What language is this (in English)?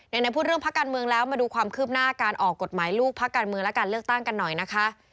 Thai